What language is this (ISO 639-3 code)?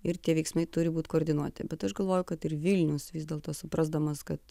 lit